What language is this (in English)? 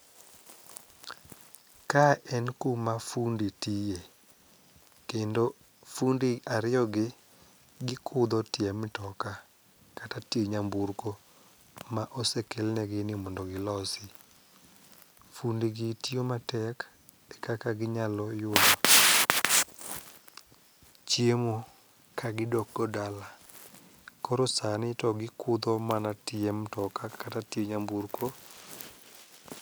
Luo (Kenya and Tanzania)